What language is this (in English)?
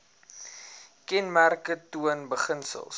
Afrikaans